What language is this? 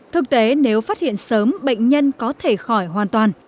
Vietnamese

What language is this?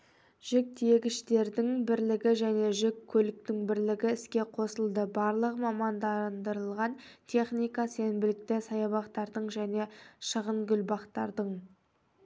Kazakh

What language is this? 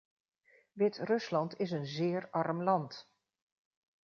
Dutch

